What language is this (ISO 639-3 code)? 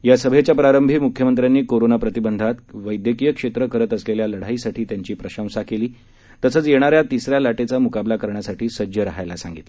mar